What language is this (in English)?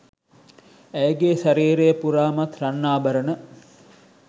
Sinhala